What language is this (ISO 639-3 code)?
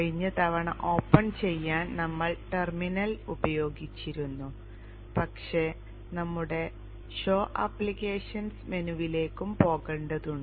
mal